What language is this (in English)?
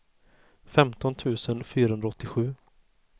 Swedish